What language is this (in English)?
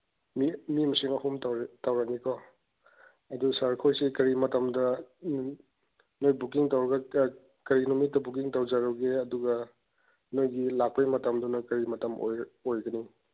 Manipuri